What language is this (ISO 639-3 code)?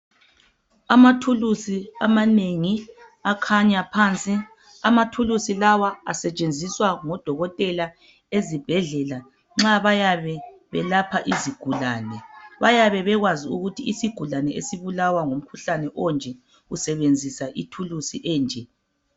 nde